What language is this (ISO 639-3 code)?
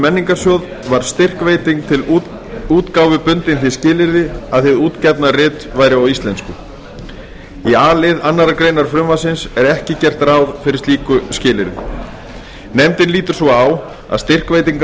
isl